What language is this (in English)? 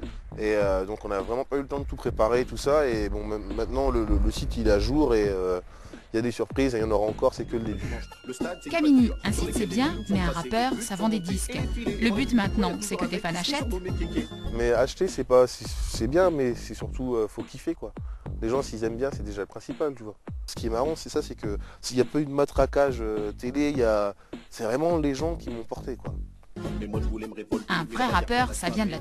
French